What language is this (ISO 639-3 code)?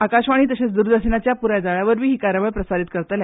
kok